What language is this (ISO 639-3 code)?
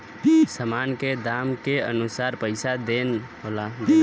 bho